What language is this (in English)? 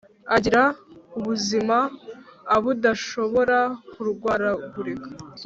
Kinyarwanda